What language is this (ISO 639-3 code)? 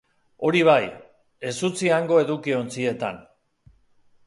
eus